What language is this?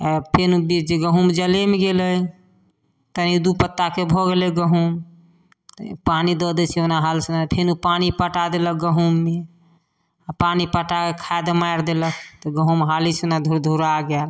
Maithili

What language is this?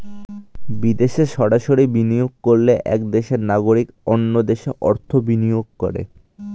Bangla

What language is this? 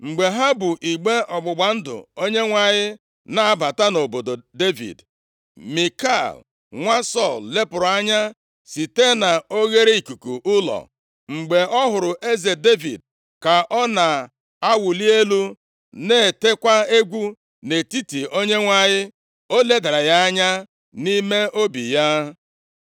Igbo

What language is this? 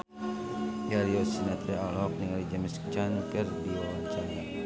Sundanese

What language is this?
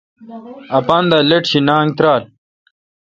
Kalkoti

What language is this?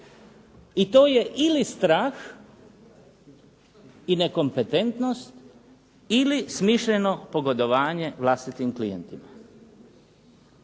Croatian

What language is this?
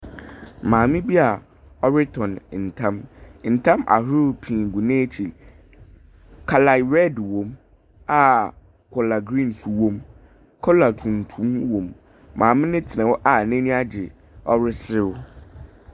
Akan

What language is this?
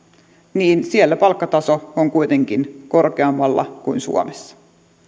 Finnish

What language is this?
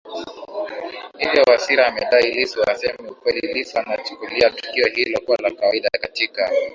Swahili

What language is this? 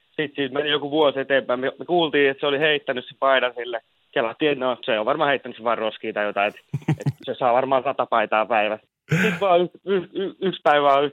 Finnish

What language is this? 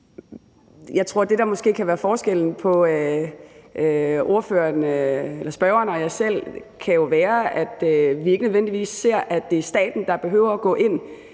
Danish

